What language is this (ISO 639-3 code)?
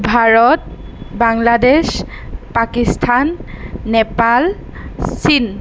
asm